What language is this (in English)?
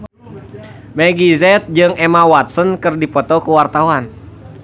Sundanese